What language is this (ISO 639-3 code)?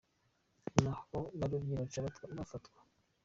kin